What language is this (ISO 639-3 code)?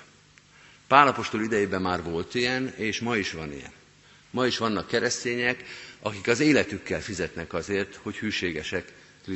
hun